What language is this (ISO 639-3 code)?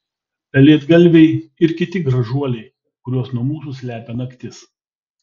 lit